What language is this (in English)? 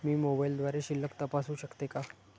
Marathi